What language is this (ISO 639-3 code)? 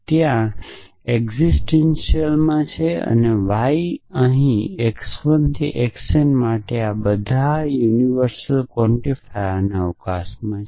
guj